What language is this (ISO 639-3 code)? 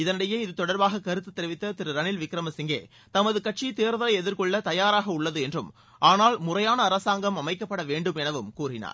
tam